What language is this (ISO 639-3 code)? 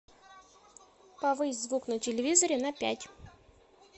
rus